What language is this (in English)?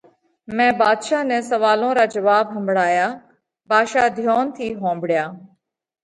Parkari Koli